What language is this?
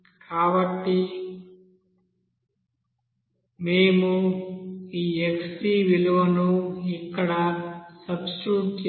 Telugu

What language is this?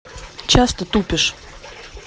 Russian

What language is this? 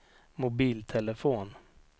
Swedish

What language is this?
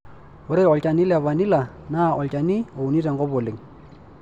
Masai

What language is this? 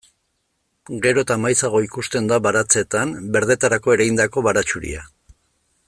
Basque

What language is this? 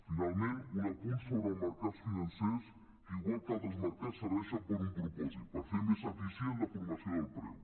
Catalan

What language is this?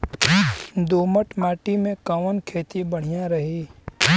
Bhojpuri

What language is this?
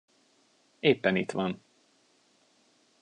Hungarian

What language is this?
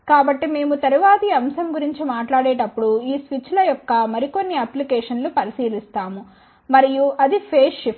Telugu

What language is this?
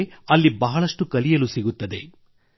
Kannada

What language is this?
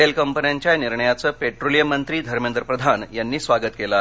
Marathi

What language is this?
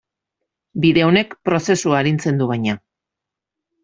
Basque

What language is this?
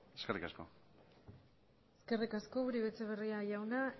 Basque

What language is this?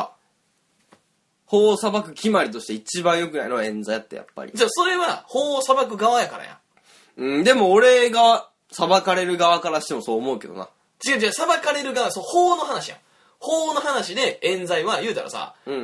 Japanese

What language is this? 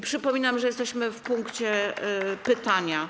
Polish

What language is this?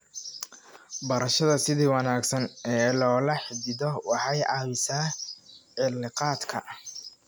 Somali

